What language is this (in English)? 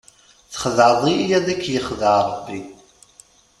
Kabyle